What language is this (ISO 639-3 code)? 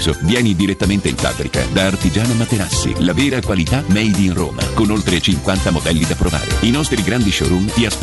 ita